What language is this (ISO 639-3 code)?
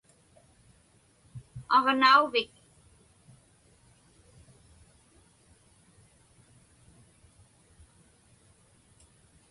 ipk